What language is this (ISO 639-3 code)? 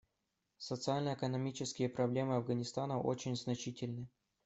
rus